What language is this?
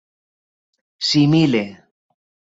Esperanto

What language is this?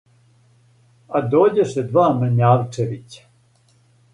Serbian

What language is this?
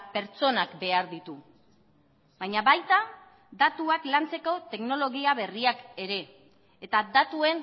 Basque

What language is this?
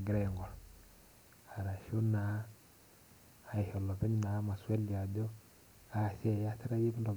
Masai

